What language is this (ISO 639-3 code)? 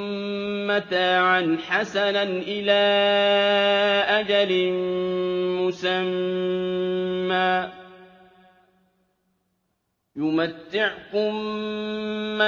ara